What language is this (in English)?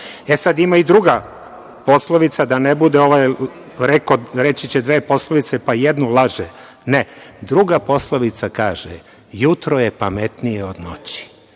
Serbian